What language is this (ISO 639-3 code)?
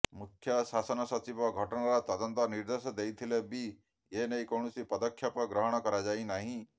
ori